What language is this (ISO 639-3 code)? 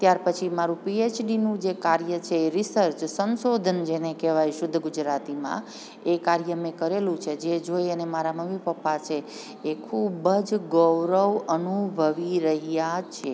guj